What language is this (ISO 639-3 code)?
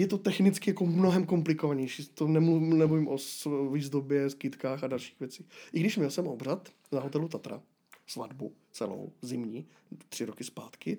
ces